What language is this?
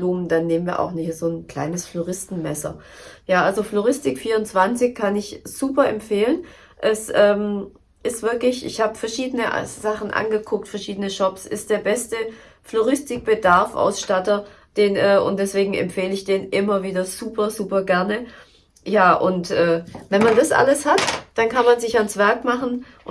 German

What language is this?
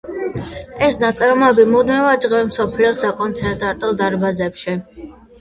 Georgian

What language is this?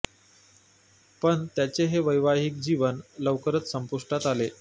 Marathi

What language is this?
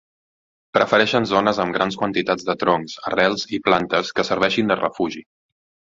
Catalan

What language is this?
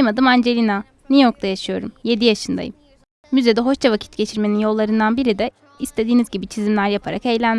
Turkish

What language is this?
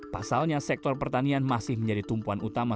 Indonesian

